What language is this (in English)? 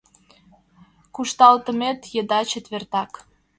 Mari